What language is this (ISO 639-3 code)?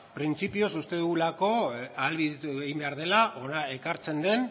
eus